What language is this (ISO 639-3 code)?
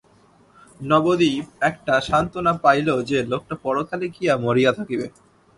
ben